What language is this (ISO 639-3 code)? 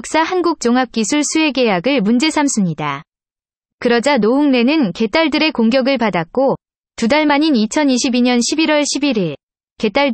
kor